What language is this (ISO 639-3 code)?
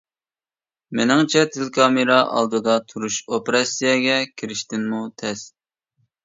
uig